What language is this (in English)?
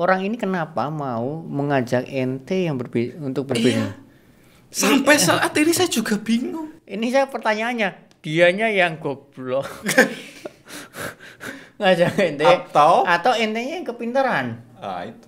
Indonesian